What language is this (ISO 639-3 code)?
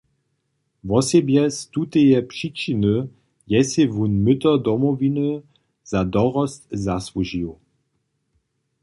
hsb